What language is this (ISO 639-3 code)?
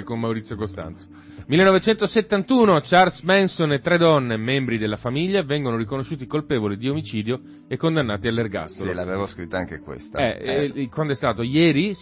ita